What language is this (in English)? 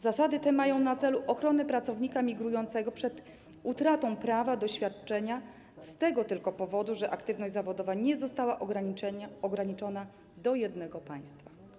Polish